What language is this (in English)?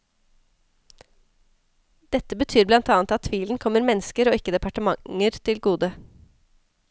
Norwegian